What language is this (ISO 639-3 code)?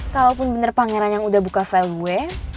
ind